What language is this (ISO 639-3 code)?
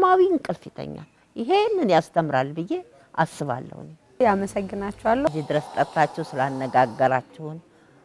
ara